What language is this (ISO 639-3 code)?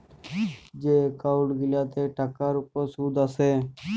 ben